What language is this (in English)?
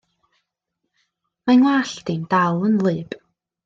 Welsh